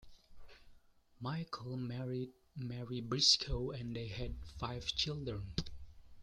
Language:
English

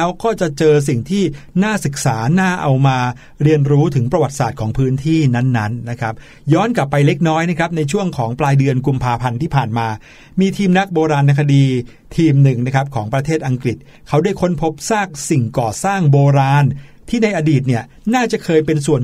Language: Thai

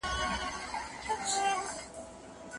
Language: Pashto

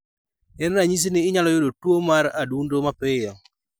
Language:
Luo (Kenya and Tanzania)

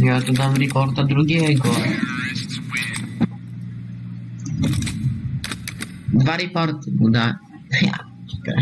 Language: Polish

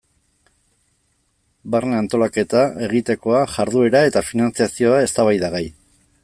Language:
Basque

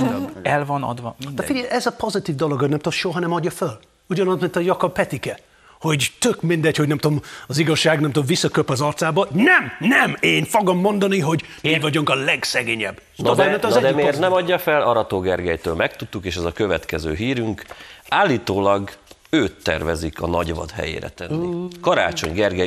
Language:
Hungarian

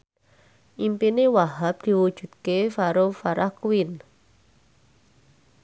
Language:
Javanese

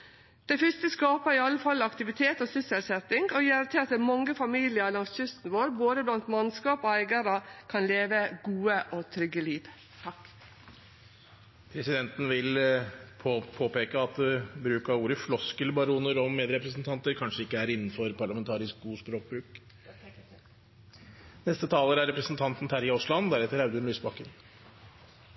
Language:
Norwegian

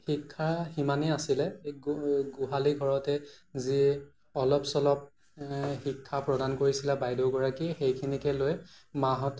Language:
Assamese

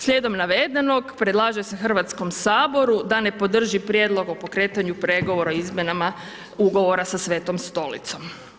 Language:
Croatian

